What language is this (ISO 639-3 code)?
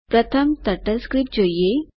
guj